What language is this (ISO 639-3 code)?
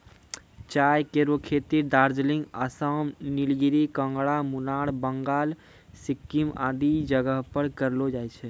mai